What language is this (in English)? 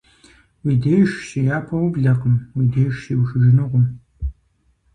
Kabardian